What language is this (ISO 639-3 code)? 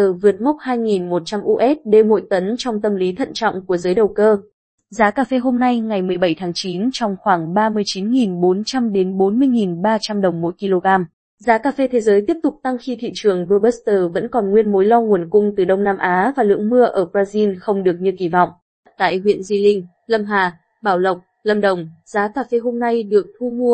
vie